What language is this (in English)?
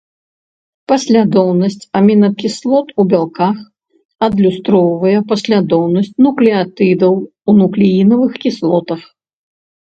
Belarusian